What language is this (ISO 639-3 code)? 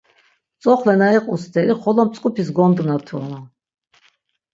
lzz